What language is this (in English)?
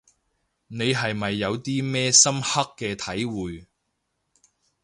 Cantonese